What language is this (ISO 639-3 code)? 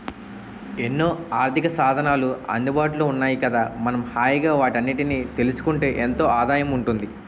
tel